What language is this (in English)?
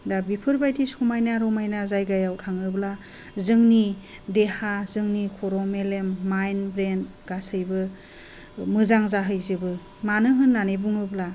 Bodo